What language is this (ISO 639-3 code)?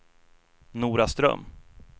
swe